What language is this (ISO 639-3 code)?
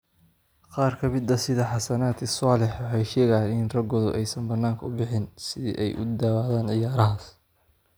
som